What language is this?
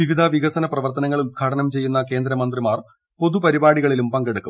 Malayalam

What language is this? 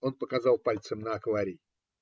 Russian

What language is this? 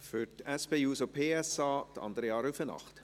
Swiss German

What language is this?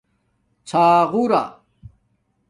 Domaaki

